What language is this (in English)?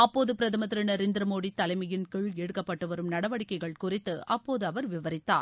Tamil